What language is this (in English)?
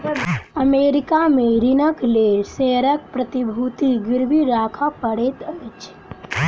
Maithili